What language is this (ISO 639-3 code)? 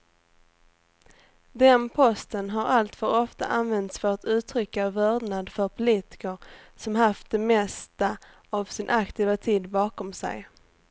swe